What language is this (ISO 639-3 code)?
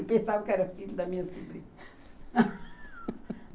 por